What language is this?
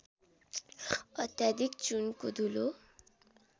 Nepali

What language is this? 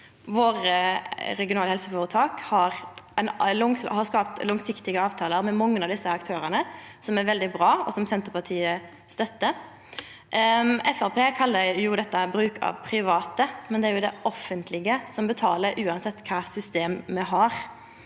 Norwegian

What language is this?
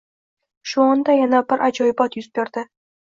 Uzbek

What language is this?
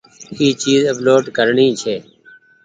Goaria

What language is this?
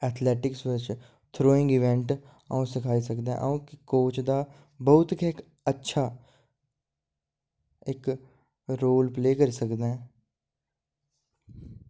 Dogri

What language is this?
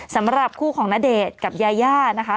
Thai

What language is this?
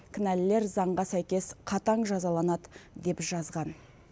Kazakh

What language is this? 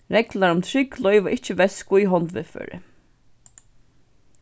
Faroese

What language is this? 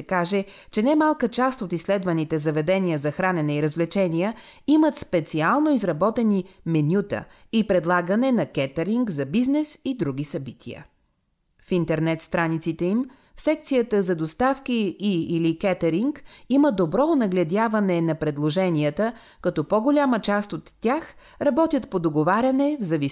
Bulgarian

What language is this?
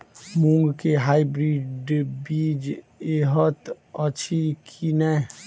Maithili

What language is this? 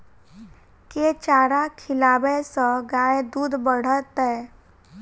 Maithili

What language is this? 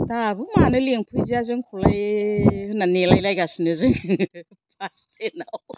Bodo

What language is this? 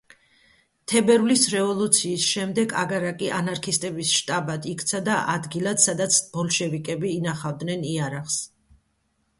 Georgian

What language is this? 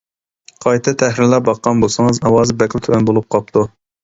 Uyghur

